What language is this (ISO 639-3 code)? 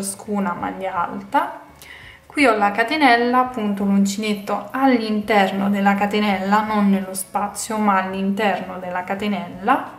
ita